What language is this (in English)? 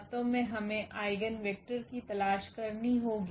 Hindi